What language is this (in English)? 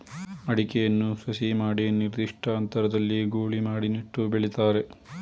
Kannada